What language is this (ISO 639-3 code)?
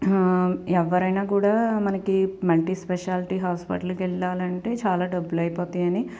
tel